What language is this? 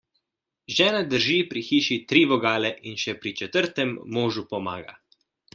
Slovenian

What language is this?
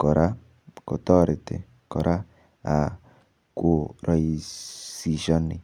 Kalenjin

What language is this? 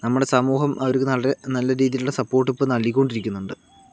Malayalam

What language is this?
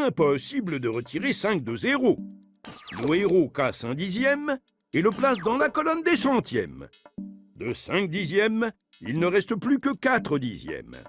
French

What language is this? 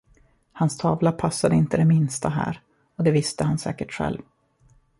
Swedish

